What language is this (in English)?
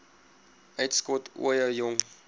Afrikaans